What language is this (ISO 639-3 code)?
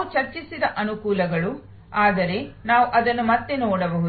kan